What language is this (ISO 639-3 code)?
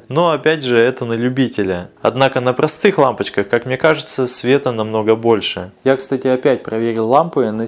rus